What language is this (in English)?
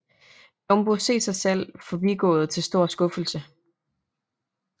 Danish